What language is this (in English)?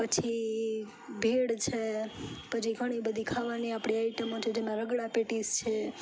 Gujarati